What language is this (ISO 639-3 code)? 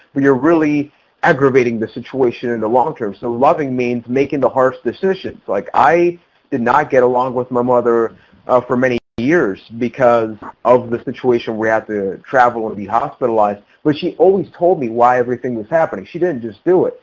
eng